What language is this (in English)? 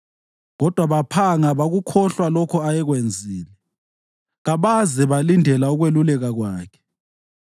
North Ndebele